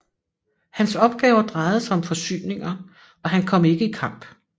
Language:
Danish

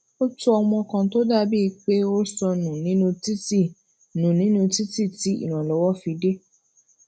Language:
Yoruba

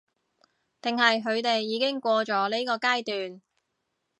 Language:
Cantonese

